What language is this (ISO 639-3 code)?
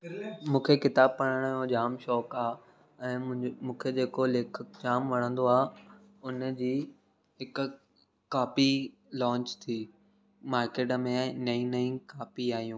snd